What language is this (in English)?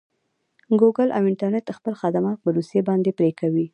Pashto